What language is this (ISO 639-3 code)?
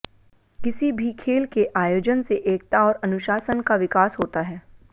hin